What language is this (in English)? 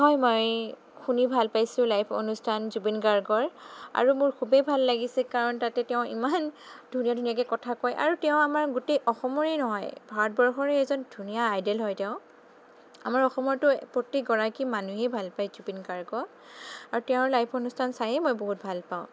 Assamese